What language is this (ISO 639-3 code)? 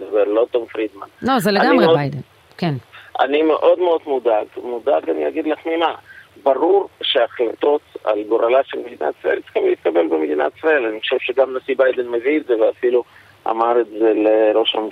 heb